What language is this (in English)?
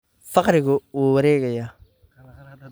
Somali